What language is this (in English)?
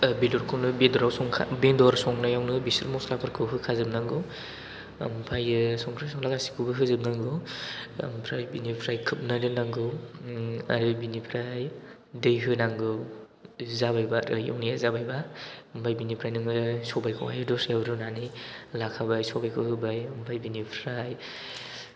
Bodo